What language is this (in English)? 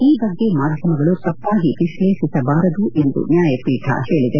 Kannada